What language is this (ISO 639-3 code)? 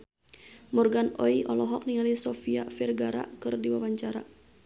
sun